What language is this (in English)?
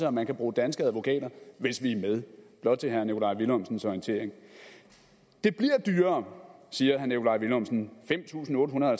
Danish